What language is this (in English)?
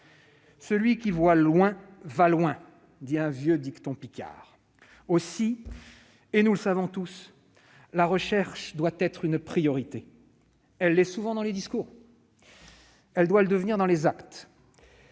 French